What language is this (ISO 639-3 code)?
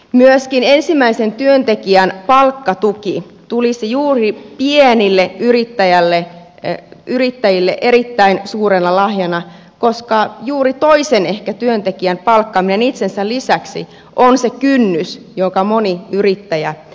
fin